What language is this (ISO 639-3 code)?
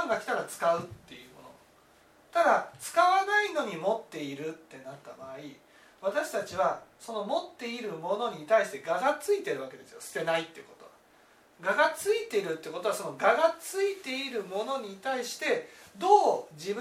jpn